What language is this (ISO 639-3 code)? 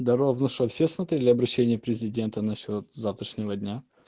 rus